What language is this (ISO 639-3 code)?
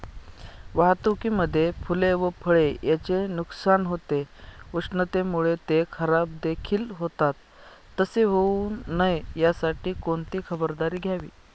mar